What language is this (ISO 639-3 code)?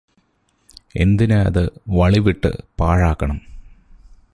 mal